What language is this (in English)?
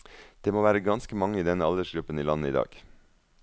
Norwegian